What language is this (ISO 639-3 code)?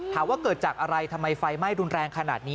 tha